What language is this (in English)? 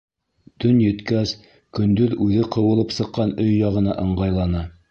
Bashkir